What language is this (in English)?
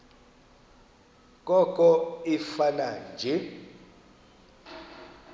Xhosa